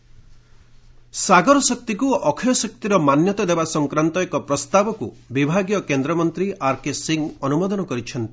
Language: Odia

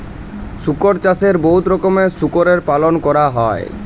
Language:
Bangla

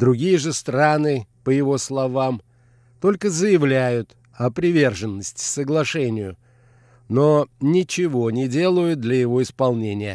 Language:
Russian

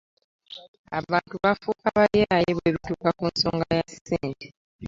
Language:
Ganda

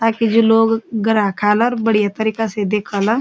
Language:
Garhwali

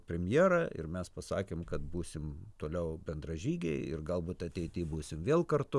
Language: Lithuanian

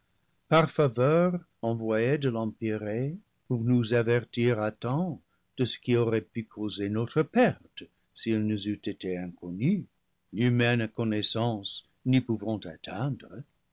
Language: French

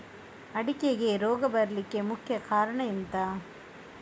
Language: Kannada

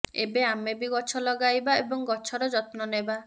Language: Odia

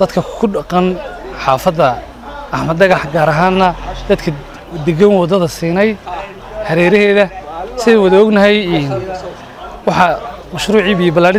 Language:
Arabic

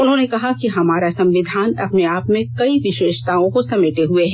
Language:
Hindi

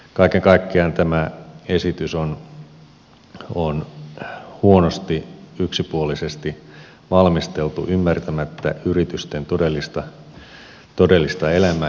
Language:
Finnish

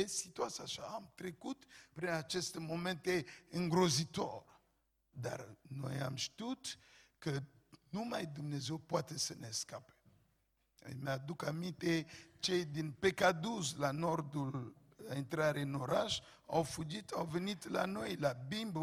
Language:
Romanian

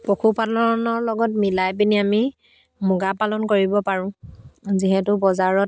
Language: Assamese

